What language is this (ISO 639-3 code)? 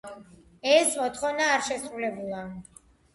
kat